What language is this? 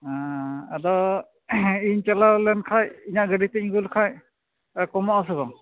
Santali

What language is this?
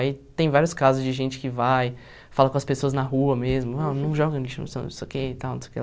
Portuguese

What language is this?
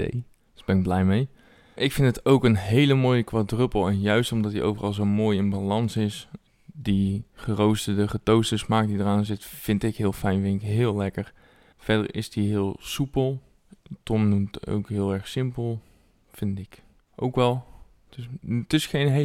Dutch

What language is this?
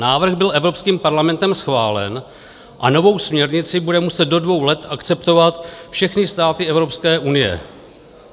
Czech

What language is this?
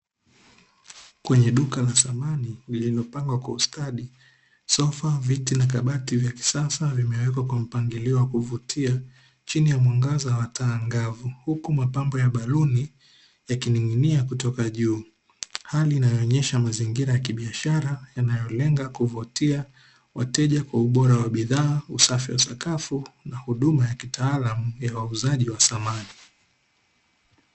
Swahili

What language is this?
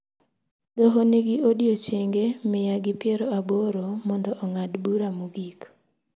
Luo (Kenya and Tanzania)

